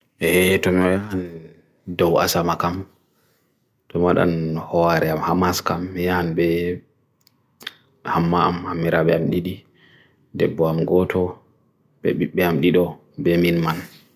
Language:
Bagirmi Fulfulde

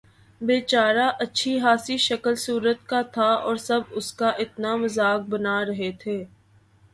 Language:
Urdu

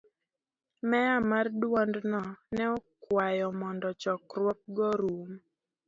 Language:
Luo (Kenya and Tanzania)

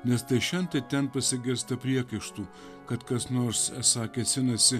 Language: Lithuanian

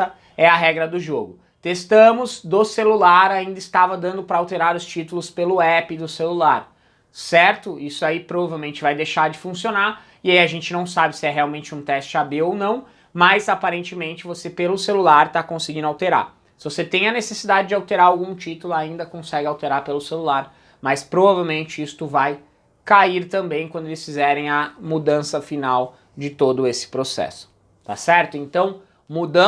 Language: Portuguese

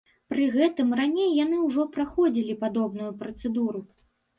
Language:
Belarusian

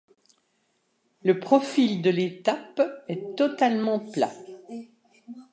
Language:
French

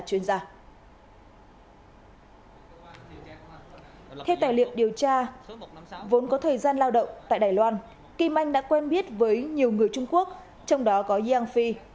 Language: Vietnamese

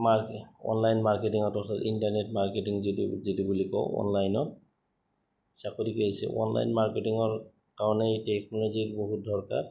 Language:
Assamese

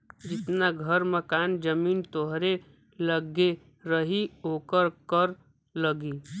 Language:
Bhojpuri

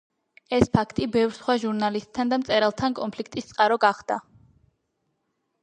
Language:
Georgian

